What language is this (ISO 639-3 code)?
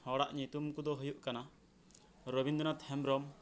sat